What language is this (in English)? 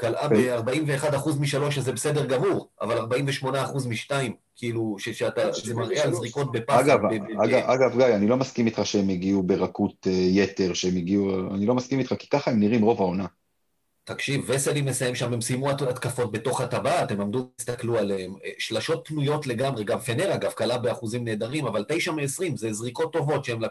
Hebrew